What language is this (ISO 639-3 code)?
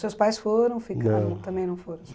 por